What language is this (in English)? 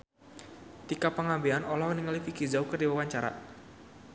Sundanese